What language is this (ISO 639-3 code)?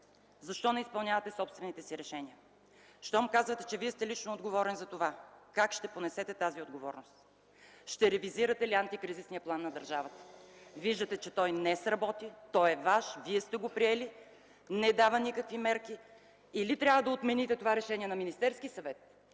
bul